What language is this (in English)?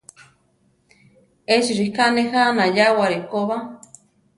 Central Tarahumara